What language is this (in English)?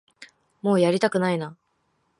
Japanese